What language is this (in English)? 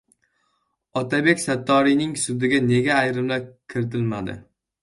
Uzbek